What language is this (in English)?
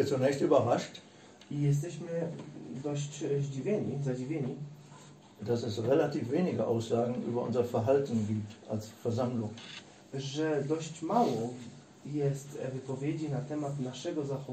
Polish